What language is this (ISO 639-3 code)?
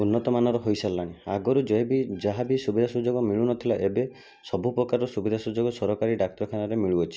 ori